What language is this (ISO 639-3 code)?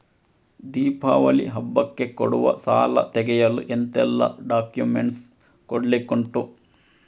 kan